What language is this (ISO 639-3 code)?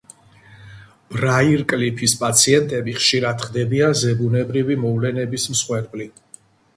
kat